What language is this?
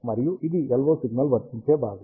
Telugu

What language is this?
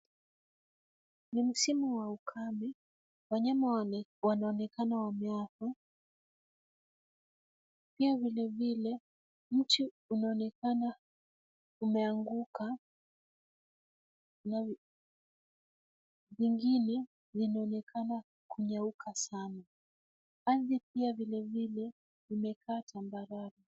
Swahili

